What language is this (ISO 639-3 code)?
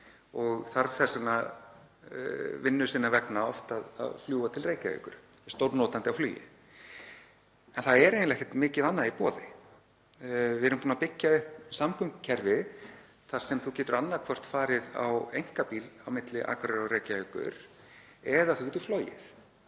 isl